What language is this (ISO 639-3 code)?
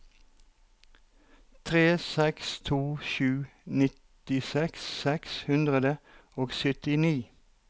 nor